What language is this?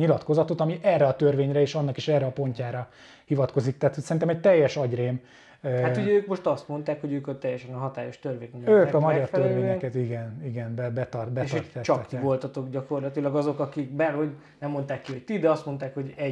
Hungarian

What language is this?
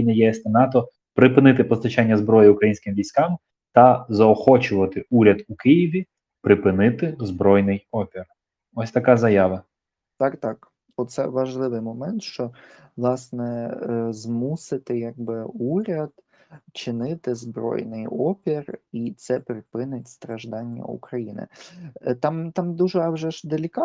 Ukrainian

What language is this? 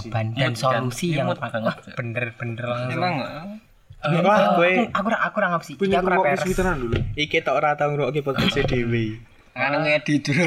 Indonesian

